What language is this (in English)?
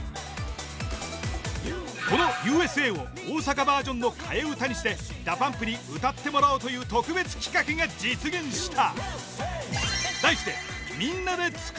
Japanese